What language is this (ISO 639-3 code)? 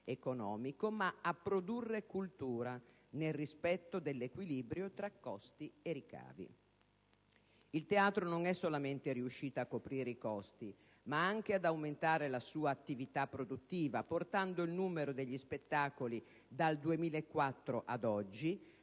ita